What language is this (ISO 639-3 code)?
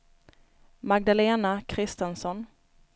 swe